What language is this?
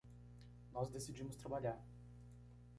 Portuguese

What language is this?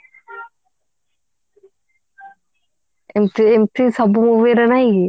Odia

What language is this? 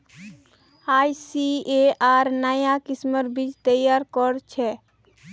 Magahi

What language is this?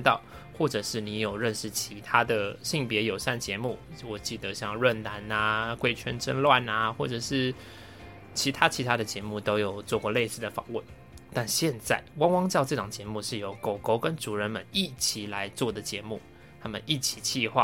Chinese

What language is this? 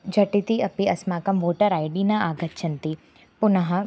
Sanskrit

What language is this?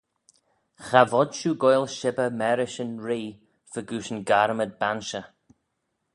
Manx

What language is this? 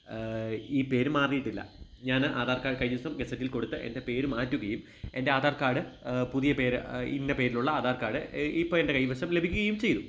Malayalam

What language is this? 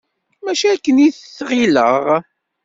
Kabyle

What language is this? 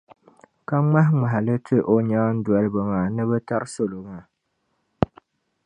Dagbani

